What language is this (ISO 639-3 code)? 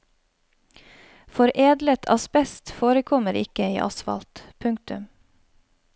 nor